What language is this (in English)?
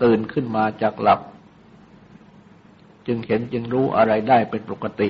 Thai